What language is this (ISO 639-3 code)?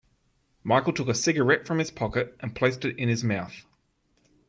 eng